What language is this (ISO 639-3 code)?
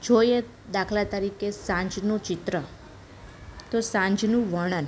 guj